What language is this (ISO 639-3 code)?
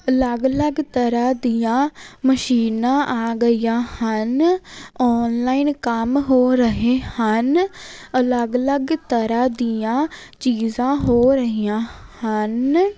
pan